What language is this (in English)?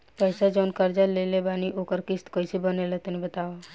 Bhojpuri